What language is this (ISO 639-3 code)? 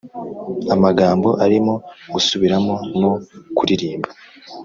kin